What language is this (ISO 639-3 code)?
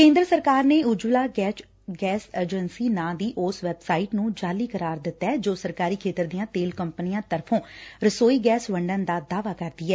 pan